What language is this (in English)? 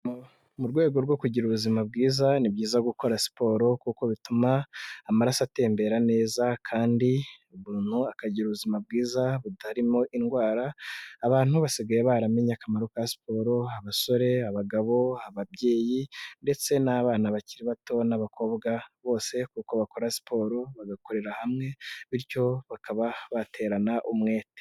Kinyarwanda